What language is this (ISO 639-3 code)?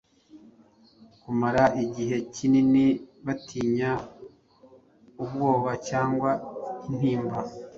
kin